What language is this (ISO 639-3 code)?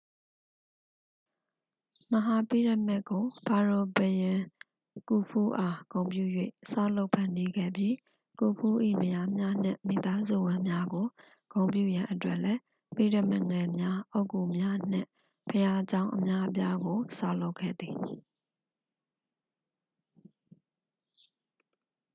mya